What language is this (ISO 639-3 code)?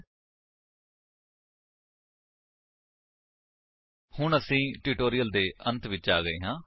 pan